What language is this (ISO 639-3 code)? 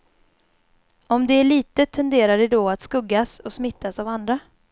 swe